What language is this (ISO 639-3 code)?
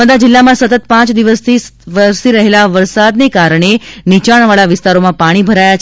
guj